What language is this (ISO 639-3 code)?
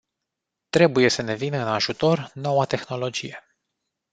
ron